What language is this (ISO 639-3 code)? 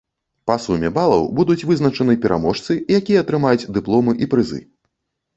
bel